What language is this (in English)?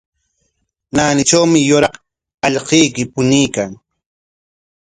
Corongo Ancash Quechua